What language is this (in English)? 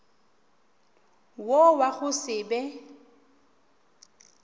Northern Sotho